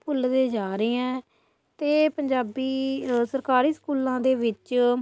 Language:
Punjabi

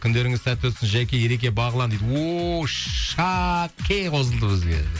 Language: Kazakh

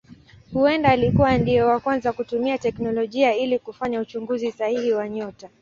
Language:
Swahili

